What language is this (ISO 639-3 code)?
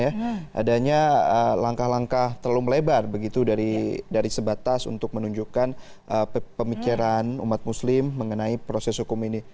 ind